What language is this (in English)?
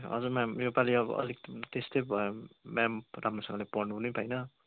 Nepali